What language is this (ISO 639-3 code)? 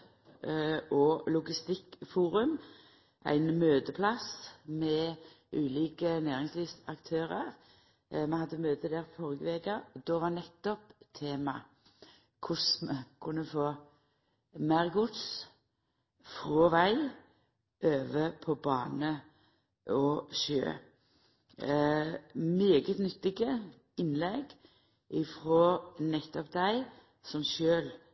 nno